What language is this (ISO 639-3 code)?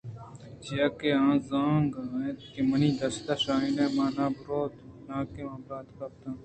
bgp